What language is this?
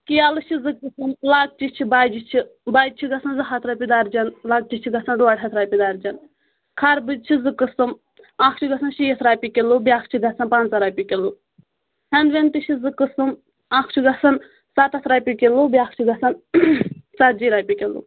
Kashmiri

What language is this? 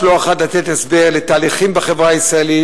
Hebrew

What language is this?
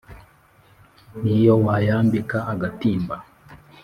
Kinyarwanda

